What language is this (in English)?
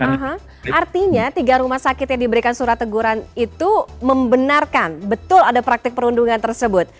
Indonesian